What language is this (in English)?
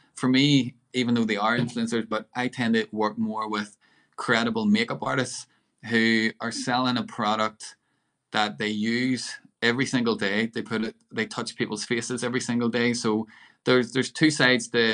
English